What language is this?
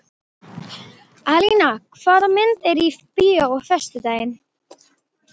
Icelandic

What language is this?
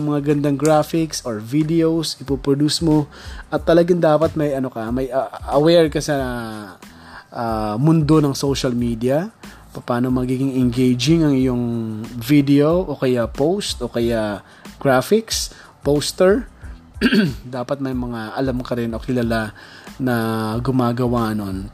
Filipino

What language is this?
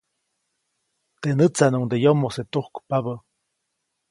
Copainalá Zoque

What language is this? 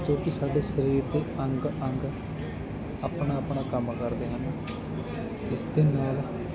Punjabi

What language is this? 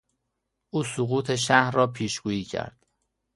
Persian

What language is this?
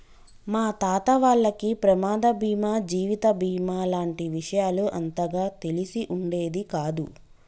Telugu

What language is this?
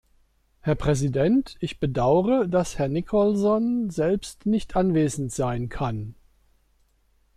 German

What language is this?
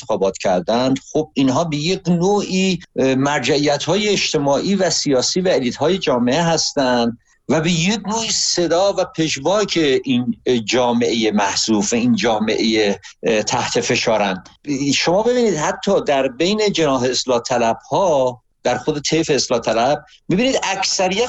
Persian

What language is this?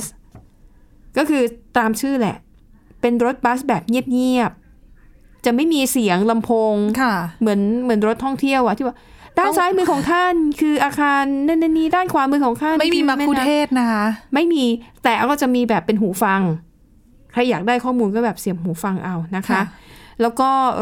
Thai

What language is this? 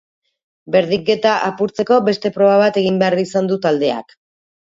Basque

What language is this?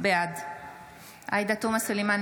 Hebrew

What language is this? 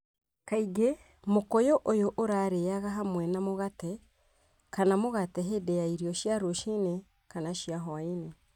Kikuyu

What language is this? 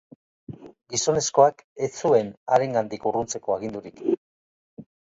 Basque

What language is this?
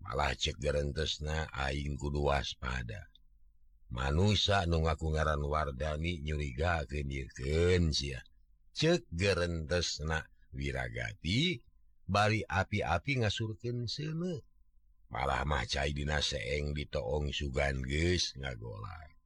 Indonesian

